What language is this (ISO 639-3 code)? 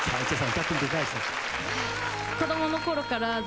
jpn